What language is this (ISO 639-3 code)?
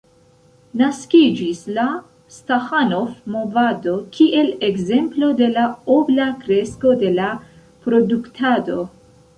epo